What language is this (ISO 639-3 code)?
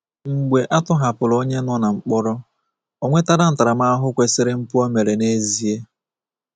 ibo